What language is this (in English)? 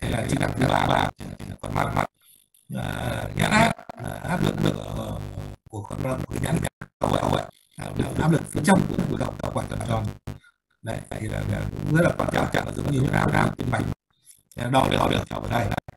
Vietnamese